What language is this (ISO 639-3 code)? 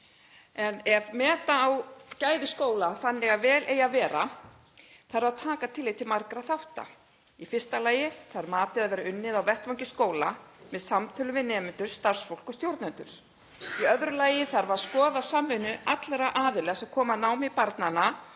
isl